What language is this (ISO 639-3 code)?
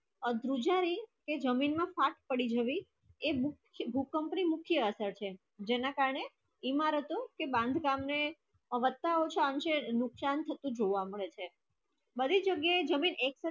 guj